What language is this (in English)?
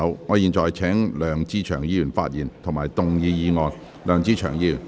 Cantonese